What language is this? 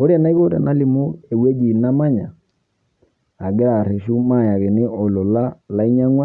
Masai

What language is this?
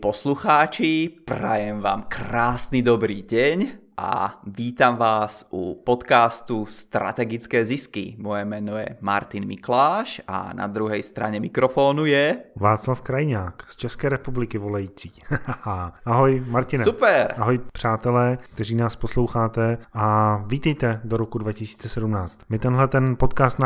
Czech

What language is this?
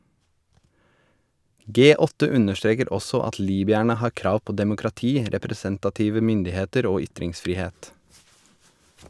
Norwegian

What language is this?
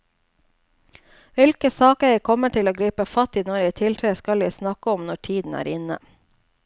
Norwegian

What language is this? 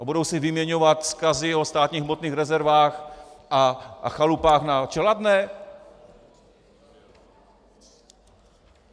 Czech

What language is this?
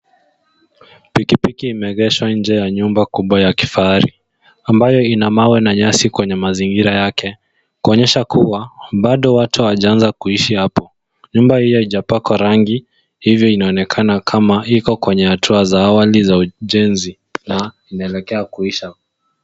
Swahili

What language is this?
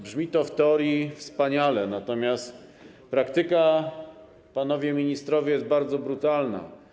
Polish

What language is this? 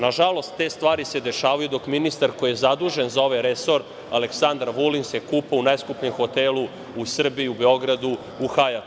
Serbian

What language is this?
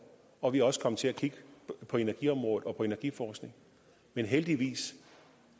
Danish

